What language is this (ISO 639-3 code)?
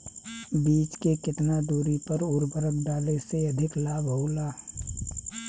bho